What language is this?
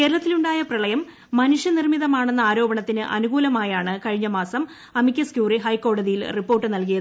Malayalam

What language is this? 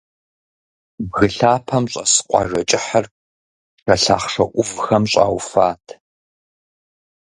Kabardian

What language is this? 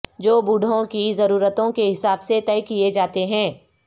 Urdu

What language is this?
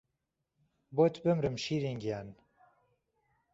Central Kurdish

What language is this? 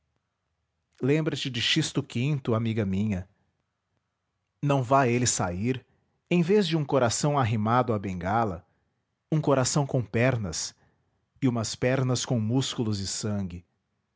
Portuguese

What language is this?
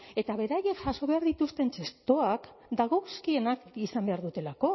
Basque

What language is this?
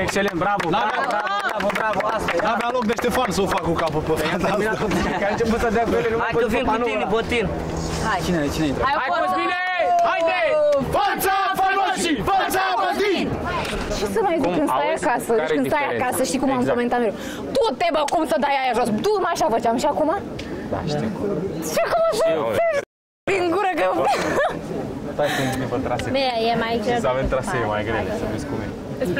Romanian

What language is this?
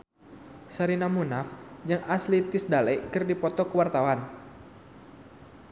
Sundanese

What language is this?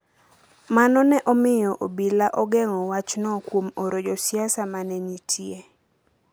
Luo (Kenya and Tanzania)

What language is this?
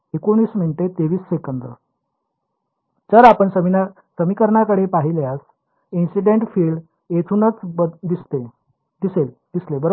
Marathi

